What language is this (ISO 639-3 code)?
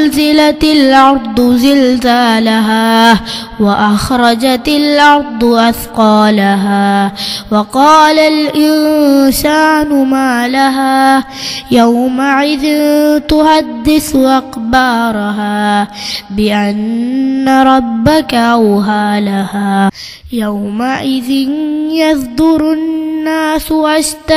ara